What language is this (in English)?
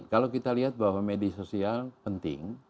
Indonesian